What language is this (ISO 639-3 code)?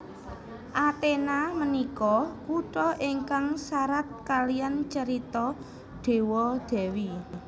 jav